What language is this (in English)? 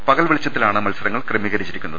Malayalam